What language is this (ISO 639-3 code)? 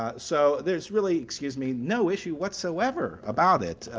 eng